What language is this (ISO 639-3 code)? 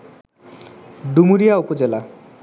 ben